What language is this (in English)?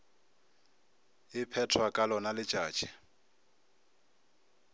Northern Sotho